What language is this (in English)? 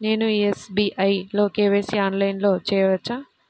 Telugu